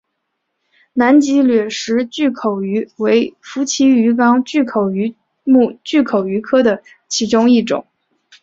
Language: Chinese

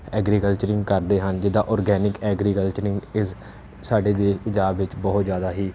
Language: Punjabi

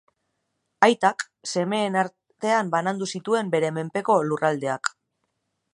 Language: Basque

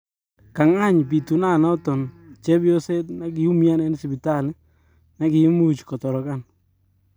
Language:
Kalenjin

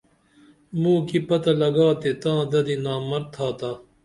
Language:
Dameli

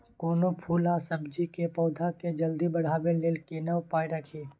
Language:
Maithili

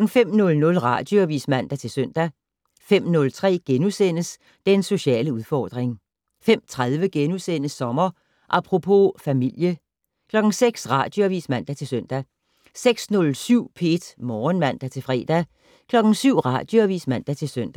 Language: Danish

